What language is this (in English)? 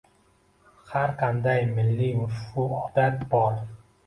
Uzbek